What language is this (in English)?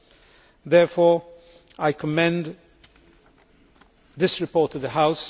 English